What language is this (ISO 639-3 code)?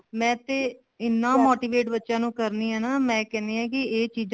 pan